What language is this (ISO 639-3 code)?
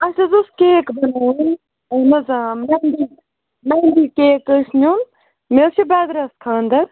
kas